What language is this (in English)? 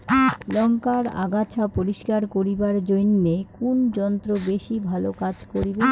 Bangla